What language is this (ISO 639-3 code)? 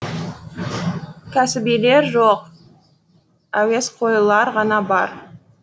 kaz